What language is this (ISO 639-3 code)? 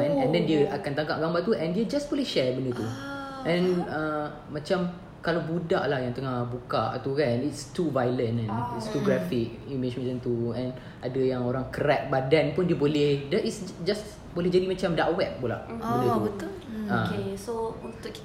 msa